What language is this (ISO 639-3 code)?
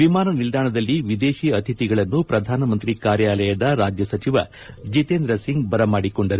kan